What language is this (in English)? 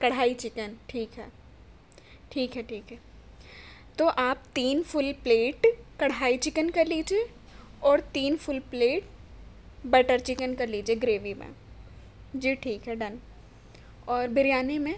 Urdu